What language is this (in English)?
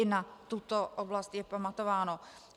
Czech